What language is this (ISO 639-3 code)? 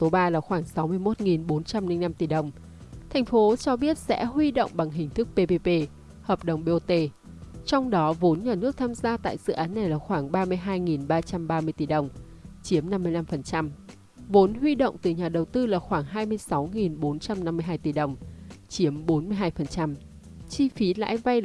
vie